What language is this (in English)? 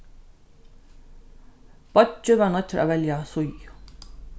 Faroese